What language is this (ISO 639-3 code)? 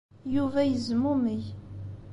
kab